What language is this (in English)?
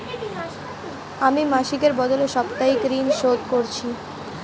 Bangla